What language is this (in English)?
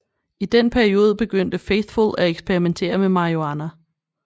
Danish